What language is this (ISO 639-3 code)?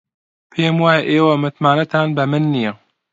ckb